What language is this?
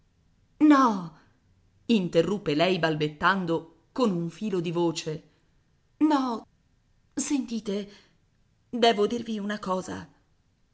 Italian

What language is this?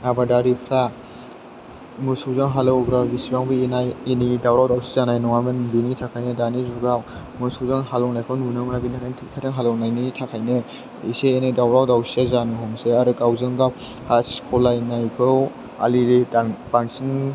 Bodo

